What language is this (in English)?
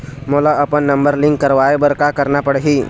Chhattisgarhi